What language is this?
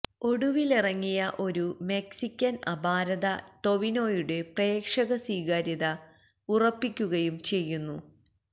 Malayalam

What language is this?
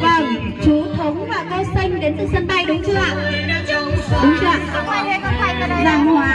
Vietnamese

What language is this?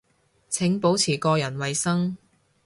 Cantonese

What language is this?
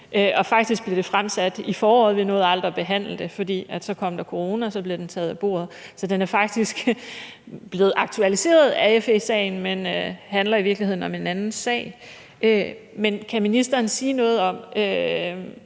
Danish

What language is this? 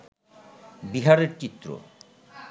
Bangla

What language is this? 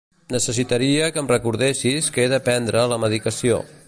Catalan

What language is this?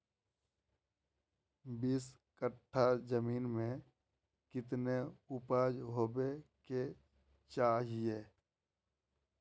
Magahi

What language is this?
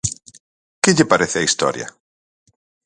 Galician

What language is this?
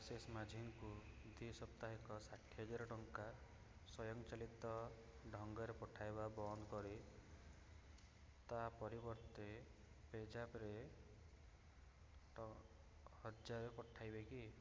Odia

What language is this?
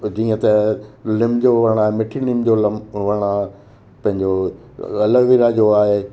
Sindhi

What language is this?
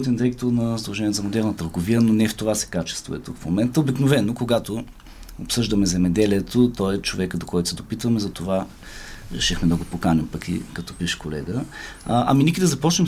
Bulgarian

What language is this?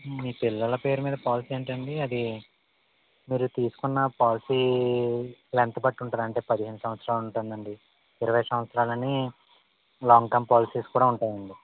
Telugu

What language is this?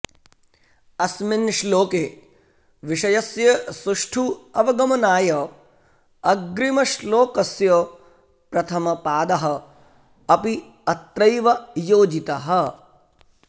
Sanskrit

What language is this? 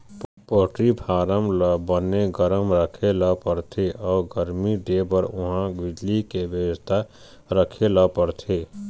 Chhattisgarhi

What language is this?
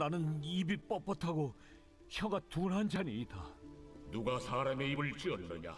Korean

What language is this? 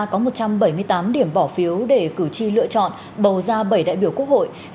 Vietnamese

